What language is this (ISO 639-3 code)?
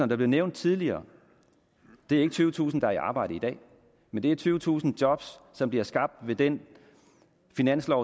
dan